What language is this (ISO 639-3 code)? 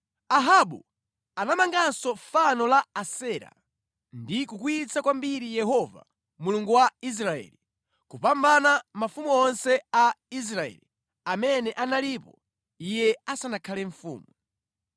nya